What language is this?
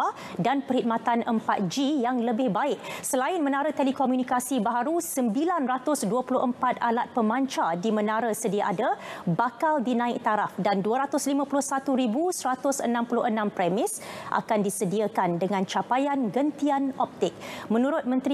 Malay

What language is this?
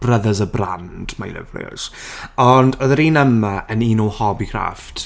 Welsh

